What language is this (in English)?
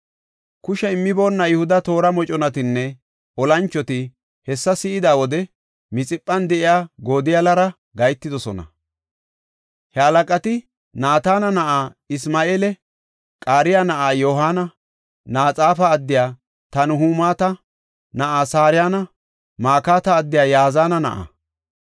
Gofa